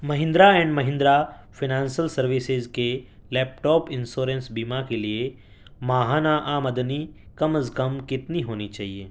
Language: Urdu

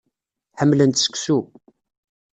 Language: Kabyle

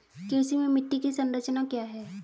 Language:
Hindi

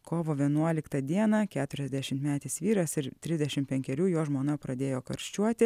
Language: Lithuanian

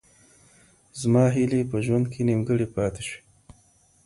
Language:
Pashto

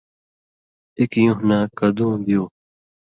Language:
Indus Kohistani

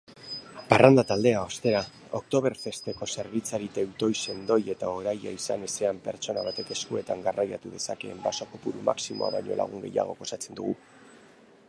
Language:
Basque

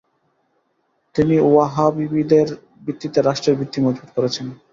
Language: Bangla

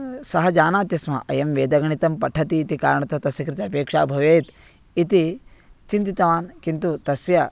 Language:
Sanskrit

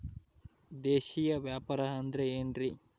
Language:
Kannada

